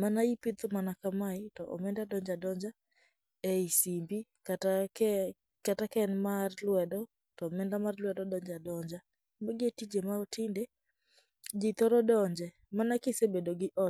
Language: Luo (Kenya and Tanzania)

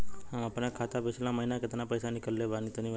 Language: Bhojpuri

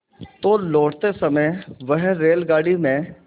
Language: Hindi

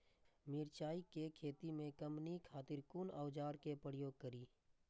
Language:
Maithili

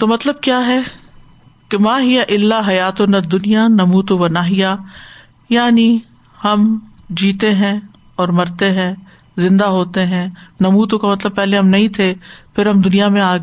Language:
Urdu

